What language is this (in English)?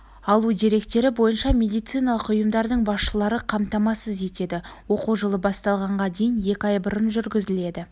Kazakh